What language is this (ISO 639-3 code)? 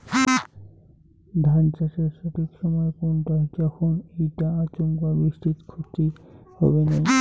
ben